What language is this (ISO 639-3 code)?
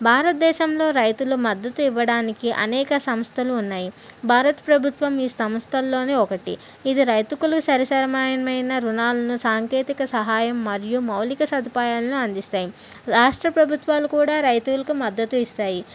tel